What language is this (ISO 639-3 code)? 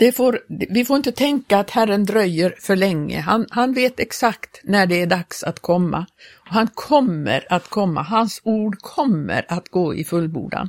swe